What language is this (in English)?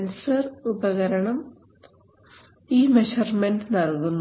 Malayalam